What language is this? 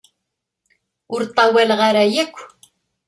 Kabyle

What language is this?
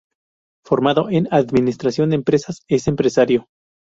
Spanish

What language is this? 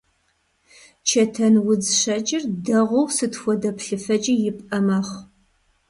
Kabardian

